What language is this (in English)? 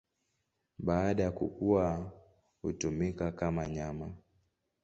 Swahili